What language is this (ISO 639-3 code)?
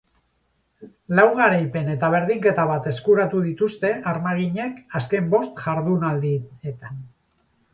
eus